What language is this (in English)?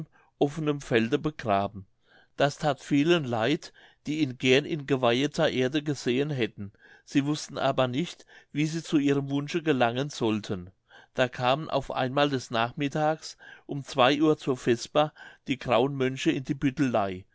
German